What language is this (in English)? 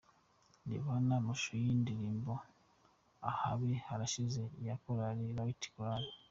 Kinyarwanda